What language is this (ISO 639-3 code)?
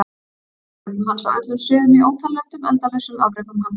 isl